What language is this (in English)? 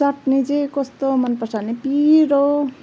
Nepali